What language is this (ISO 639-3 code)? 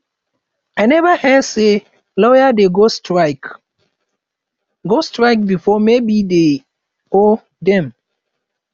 pcm